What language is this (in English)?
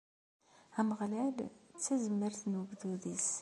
Kabyle